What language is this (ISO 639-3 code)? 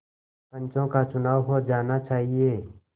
hin